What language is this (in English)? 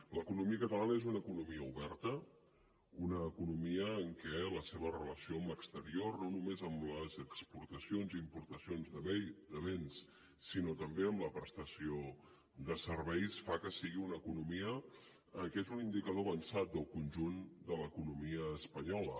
Catalan